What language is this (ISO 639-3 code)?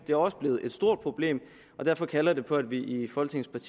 dan